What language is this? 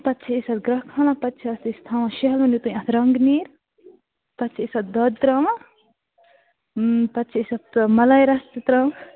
Kashmiri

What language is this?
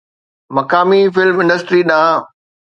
Sindhi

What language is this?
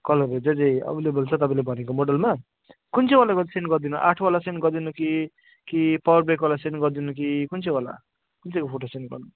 Nepali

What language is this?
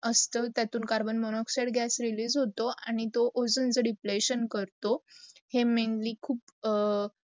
Marathi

